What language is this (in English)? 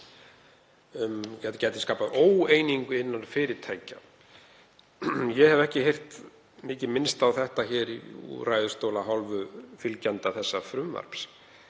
Icelandic